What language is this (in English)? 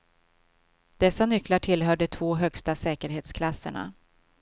Swedish